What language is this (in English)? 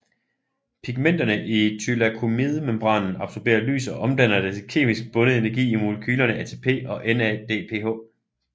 Danish